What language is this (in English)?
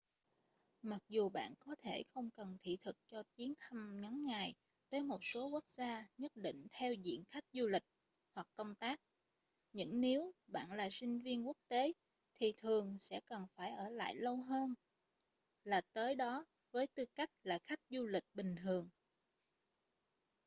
Vietnamese